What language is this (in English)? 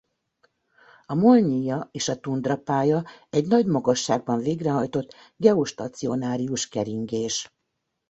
Hungarian